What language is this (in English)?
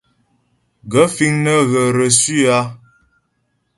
Ghomala